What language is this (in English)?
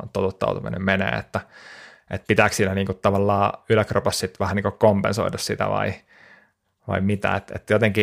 Finnish